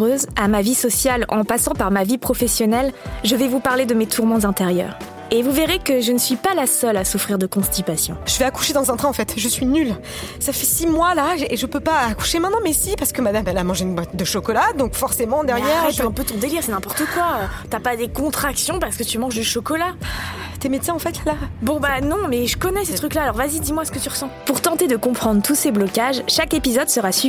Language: French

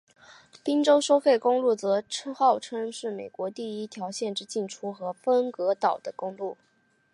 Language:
Chinese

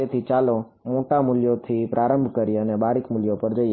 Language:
Gujarati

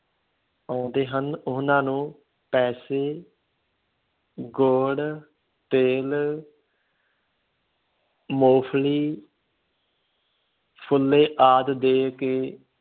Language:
Punjabi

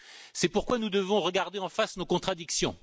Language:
French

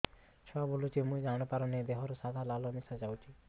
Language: Odia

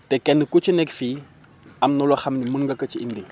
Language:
Wolof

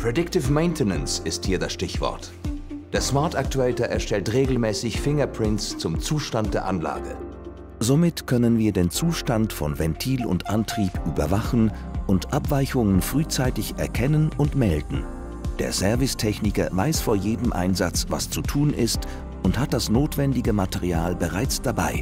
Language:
German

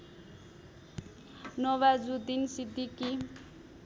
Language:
Nepali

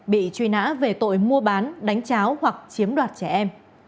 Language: Vietnamese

